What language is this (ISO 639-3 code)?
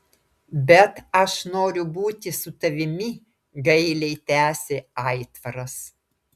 lit